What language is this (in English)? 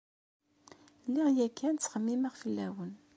Kabyle